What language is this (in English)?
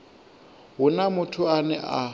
Venda